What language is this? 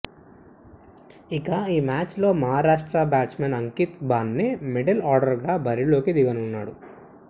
Telugu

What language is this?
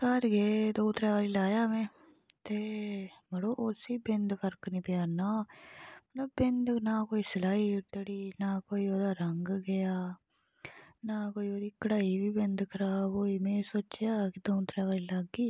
Dogri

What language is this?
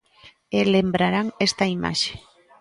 Galician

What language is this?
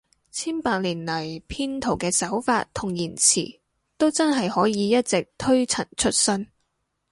Cantonese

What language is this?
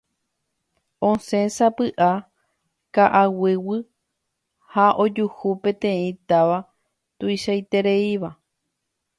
Guarani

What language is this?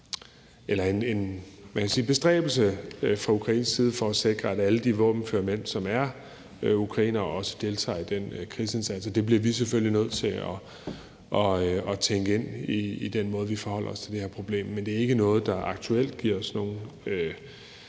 Danish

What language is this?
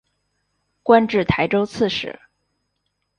Chinese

